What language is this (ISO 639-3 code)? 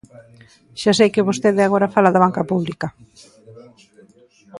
glg